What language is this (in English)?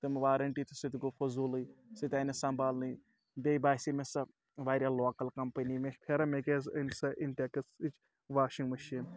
Kashmiri